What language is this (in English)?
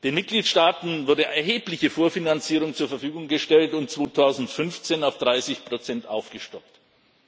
German